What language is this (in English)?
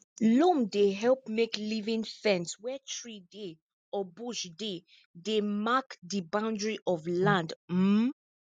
Nigerian Pidgin